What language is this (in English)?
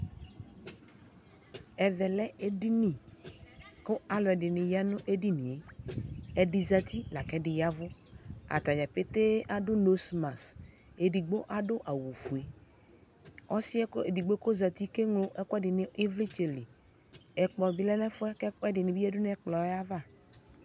Ikposo